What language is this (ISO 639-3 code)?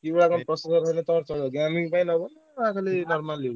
ori